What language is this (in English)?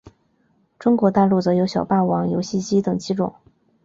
Chinese